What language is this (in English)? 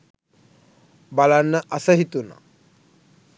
Sinhala